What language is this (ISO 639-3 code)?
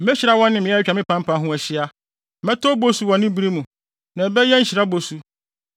aka